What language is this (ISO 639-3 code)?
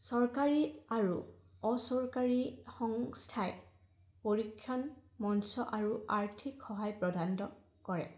asm